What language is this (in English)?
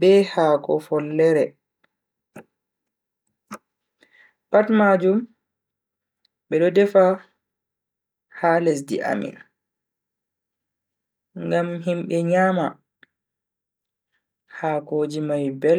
Bagirmi Fulfulde